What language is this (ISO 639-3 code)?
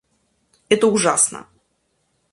rus